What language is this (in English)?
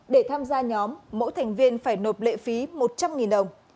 Vietnamese